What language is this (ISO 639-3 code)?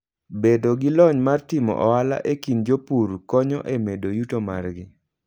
luo